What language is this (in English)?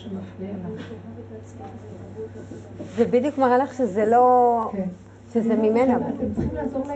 Hebrew